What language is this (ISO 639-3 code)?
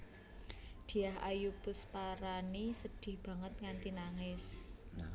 jav